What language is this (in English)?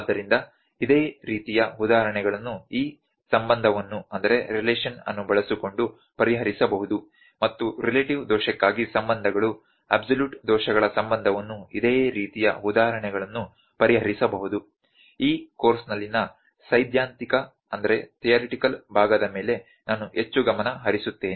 Kannada